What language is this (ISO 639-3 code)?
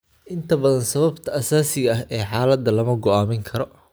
som